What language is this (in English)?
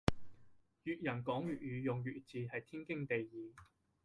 Cantonese